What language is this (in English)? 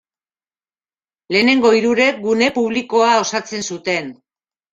Basque